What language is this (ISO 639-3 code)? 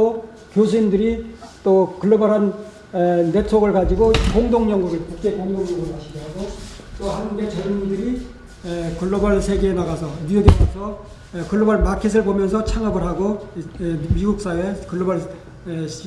kor